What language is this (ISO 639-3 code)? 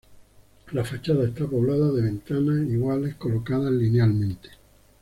spa